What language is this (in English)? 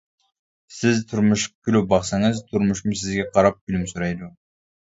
Uyghur